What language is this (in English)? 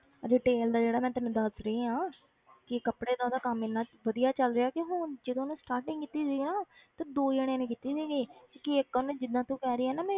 Punjabi